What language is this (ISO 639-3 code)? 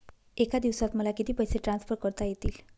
mar